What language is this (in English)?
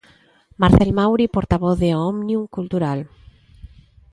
Galician